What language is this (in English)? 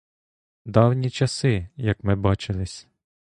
Ukrainian